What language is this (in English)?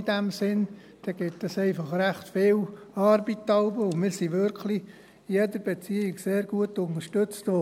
Swiss German